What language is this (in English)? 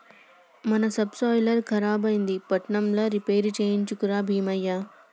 Telugu